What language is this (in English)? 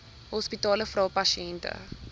Afrikaans